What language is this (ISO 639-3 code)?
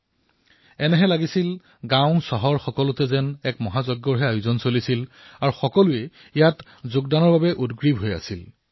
asm